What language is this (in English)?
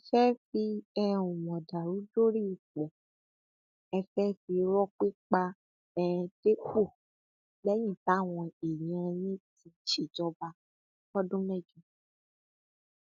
Yoruba